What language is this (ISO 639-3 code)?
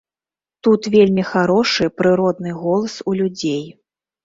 bel